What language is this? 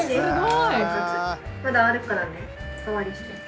Japanese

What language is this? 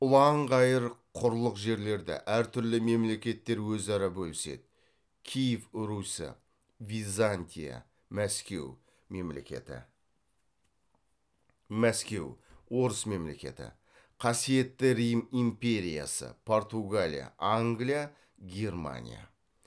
Kazakh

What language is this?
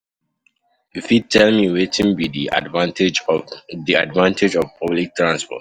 Nigerian Pidgin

